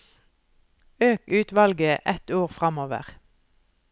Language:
Norwegian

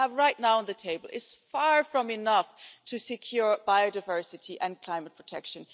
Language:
English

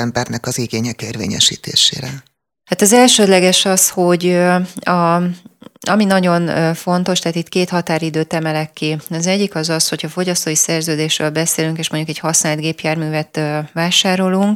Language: Hungarian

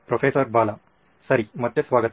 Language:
Kannada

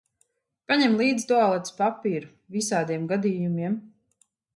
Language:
Latvian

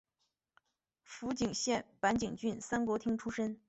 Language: Chinese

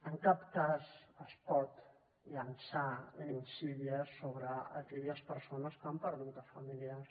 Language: Catalan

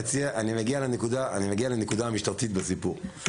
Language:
Hebrew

